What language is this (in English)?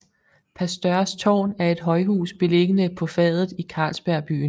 Danish